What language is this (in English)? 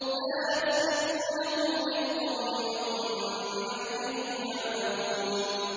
Arabic